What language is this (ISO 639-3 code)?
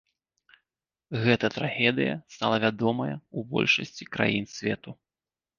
bel